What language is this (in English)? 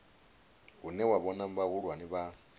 Venda